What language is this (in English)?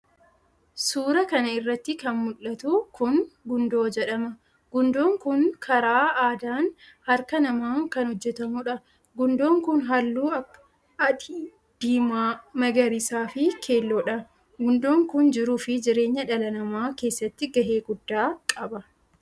Oromo